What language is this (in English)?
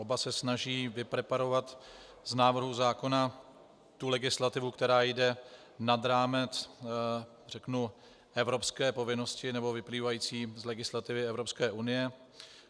Czech